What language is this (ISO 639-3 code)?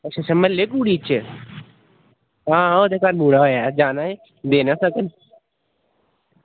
doi